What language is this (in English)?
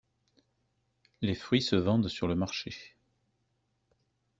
French